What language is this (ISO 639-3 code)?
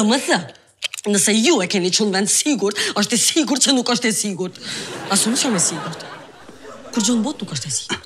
ron